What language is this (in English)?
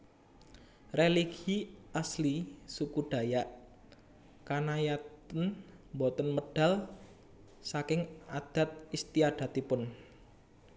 Javanese